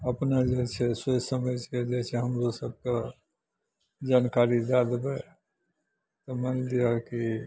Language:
Maithili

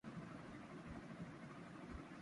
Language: Urdu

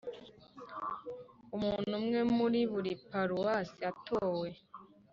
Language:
Kinyarwanda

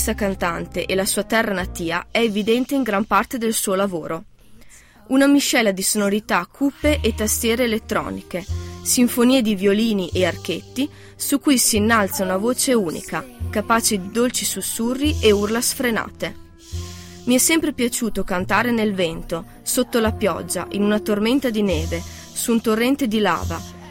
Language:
Italian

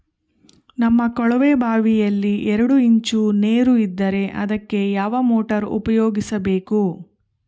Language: Kannada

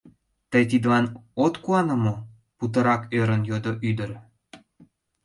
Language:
Mari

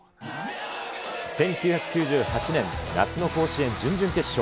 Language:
Japanese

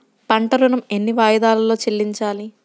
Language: Telugu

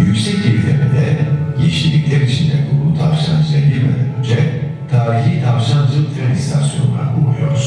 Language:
Turkish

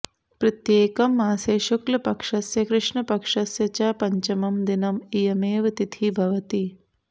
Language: Sanskrit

